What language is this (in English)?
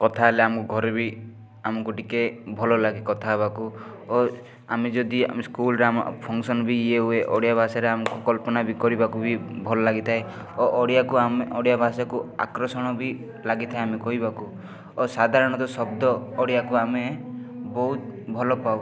Odia